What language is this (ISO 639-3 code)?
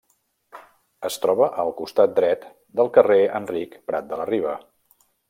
cat